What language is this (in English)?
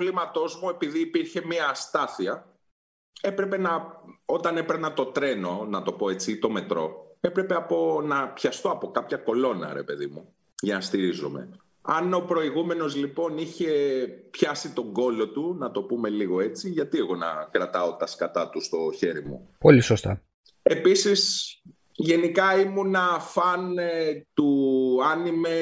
Greek